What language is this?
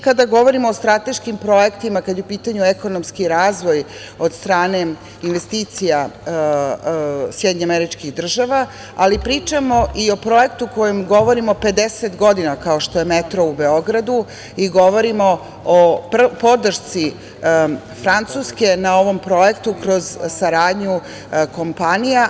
Serbian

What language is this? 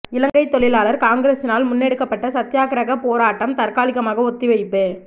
Tamil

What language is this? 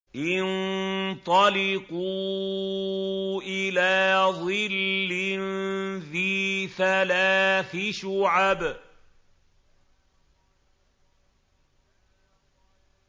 Arabic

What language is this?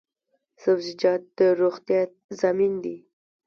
Pashto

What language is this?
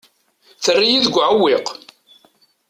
Kabyle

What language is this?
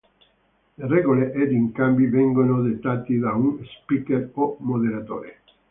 Italian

